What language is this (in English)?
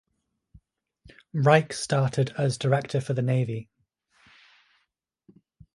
English